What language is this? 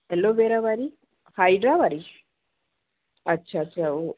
Sindhi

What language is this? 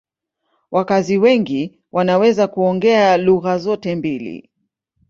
Swahili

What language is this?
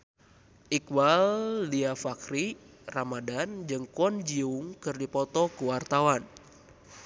Sundanese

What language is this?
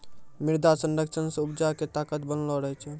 Maithili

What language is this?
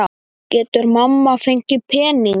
Icelandic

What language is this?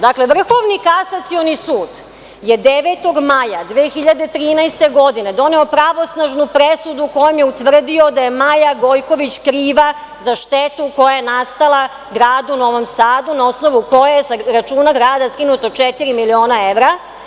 Serbian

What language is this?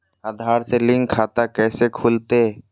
Magahi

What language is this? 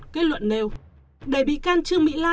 Vietnamese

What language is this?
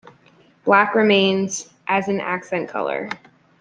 English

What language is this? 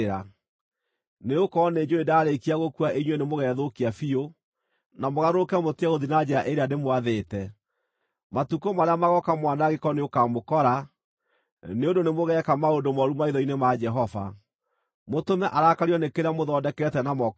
Kikuyu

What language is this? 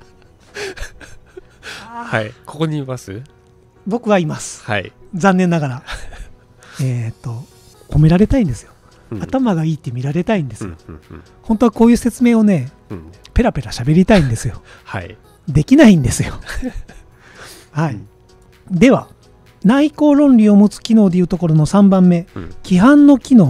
Japanese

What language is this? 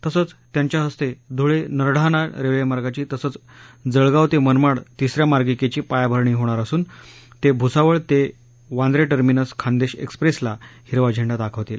Marathi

